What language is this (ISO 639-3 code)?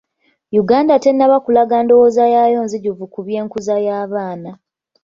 lug